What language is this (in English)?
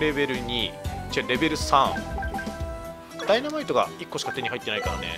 Japanese